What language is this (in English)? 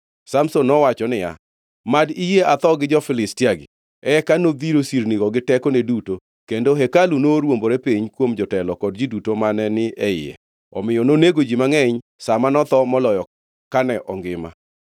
Luo (Kenya and Tanzania)